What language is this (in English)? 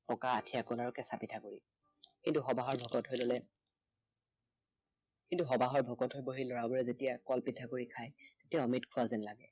Assamese